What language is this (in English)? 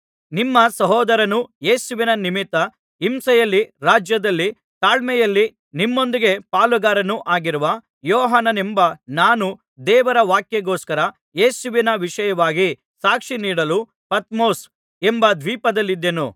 Kannada